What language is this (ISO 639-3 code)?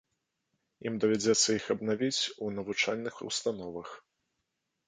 bel